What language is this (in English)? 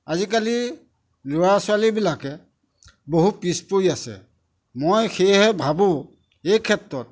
Assamese